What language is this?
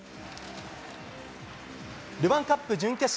Japanese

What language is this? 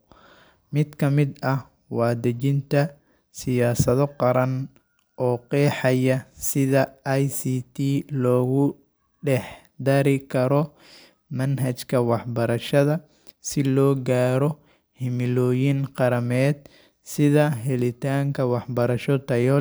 Somali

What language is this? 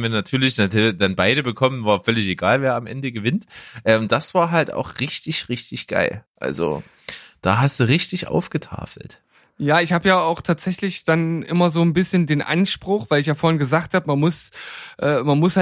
German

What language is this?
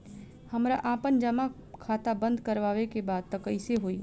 Bhojpuri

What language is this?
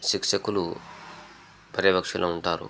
Telugu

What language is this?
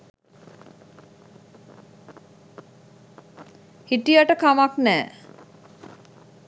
Sinhala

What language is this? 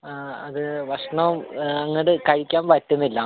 Malayalam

